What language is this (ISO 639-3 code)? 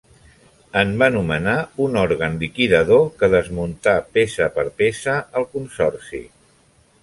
cat